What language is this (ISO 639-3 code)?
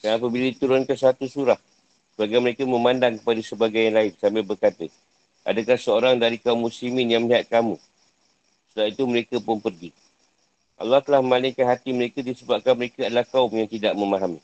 msa